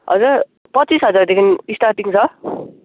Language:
Nepali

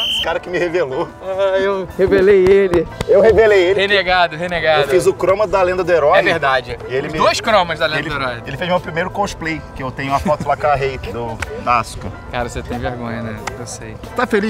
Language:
Portuguese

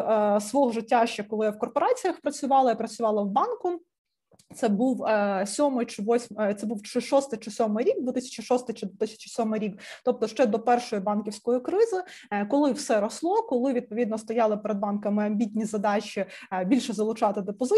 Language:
Ukrainian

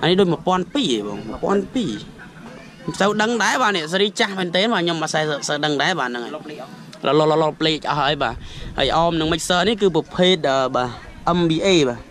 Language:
Thai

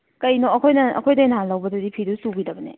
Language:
Manipuri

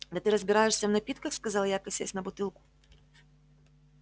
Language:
Russian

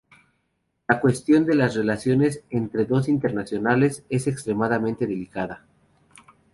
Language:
Spanish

